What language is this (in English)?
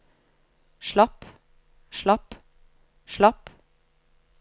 Norwegian